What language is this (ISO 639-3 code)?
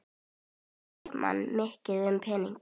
isl